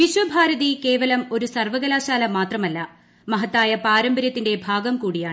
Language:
Malayalam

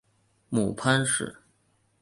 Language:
Chinese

